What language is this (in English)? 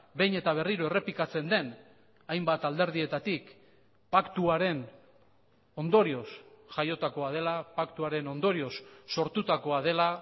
Basque